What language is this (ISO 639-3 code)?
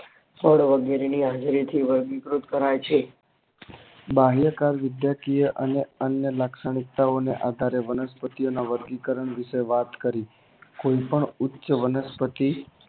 guj